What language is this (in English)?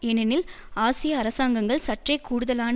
Tamil